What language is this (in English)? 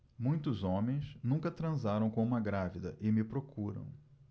Portuguese